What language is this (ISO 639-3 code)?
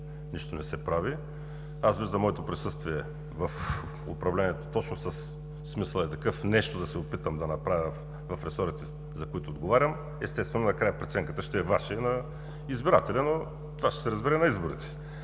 bul